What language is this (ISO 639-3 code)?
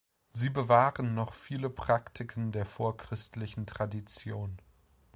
deu